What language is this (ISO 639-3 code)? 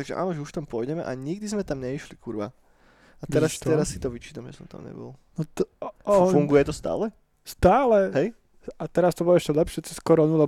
slk